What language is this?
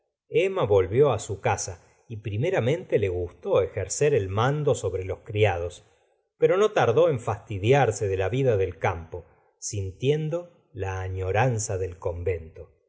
Spanish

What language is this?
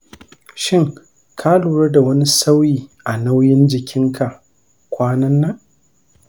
Hausa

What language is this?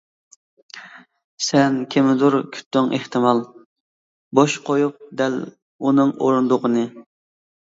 Uyghur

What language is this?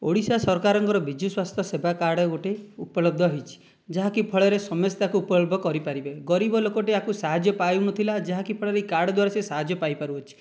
Odia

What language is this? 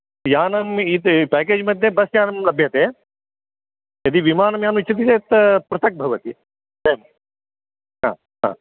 Sanskrit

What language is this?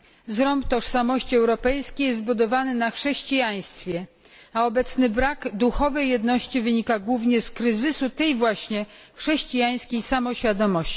Polish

